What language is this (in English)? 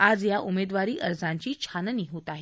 Marathi